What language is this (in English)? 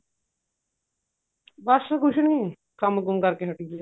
Punjabi